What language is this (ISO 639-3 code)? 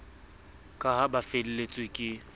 sot